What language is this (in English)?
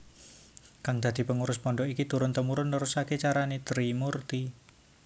Javanese